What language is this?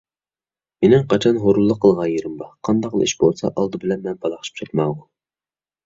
Uyghur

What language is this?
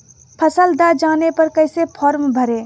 Magahi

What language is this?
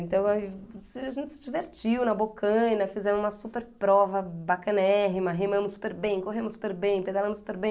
Portuguese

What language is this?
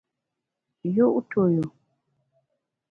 Bamun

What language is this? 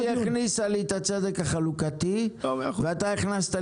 Hebrew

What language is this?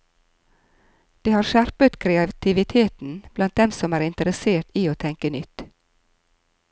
Norwegian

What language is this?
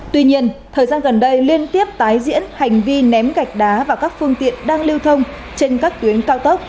Vietnamese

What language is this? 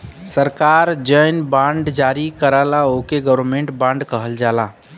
Bhojpuri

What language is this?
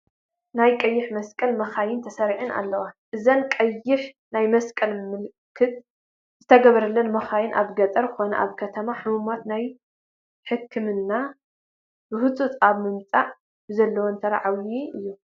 Tigrinya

